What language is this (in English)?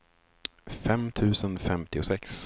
Swedish